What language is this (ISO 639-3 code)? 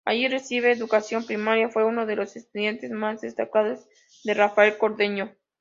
spa